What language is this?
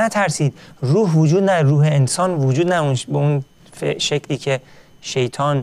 Persian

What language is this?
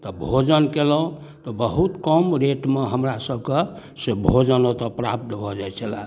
Maithili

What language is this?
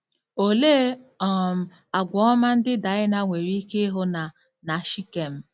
Igbo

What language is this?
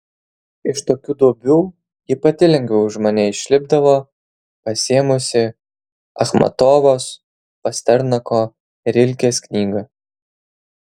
Lithuanian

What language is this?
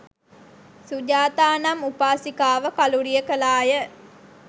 Sinhala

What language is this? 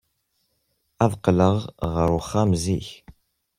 Kabyle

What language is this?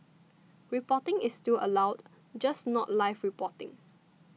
English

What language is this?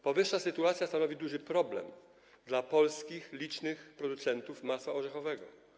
Polish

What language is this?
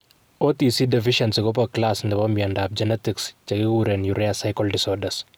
Kalenjin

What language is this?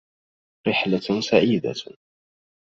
Arabic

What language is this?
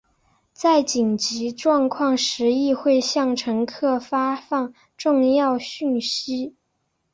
Chinese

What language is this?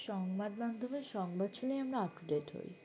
Bangla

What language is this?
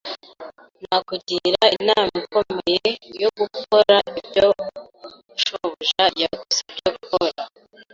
Kinyarwanda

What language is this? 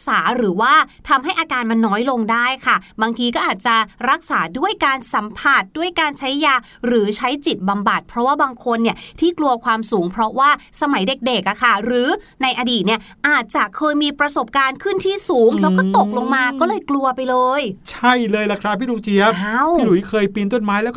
Thai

